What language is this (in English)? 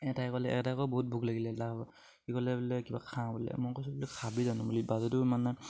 Assamese